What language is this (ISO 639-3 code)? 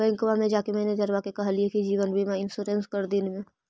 mag